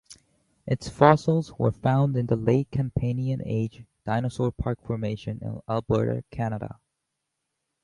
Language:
English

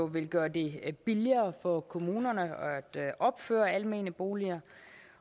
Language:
Danish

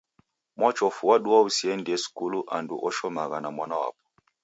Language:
Taita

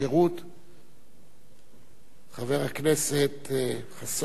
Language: Hebrew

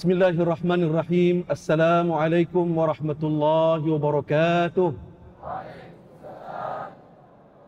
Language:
Malay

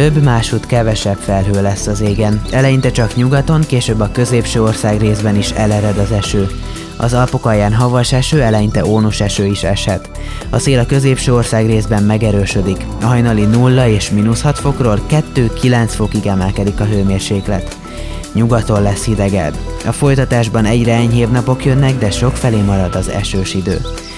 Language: Hungarian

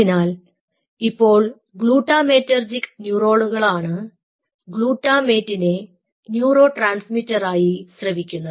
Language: Malayalam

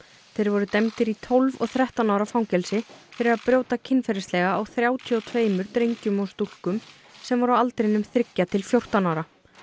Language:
Icelandic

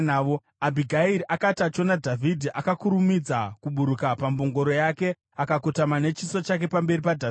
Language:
Shona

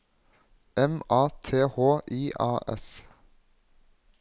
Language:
Norwegian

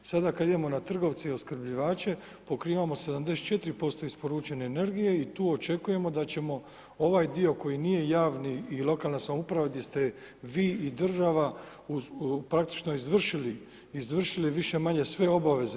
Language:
Croatian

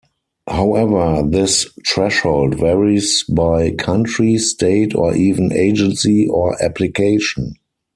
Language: English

